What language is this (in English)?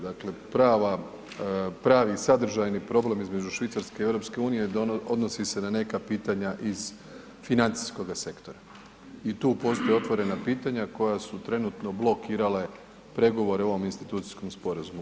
Croatian